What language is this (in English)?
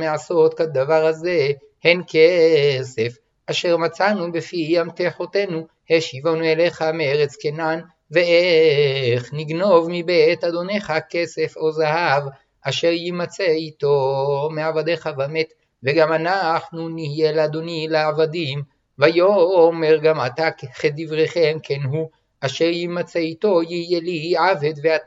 Hebrew